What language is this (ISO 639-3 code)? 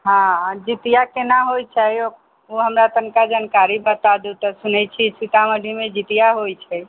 mai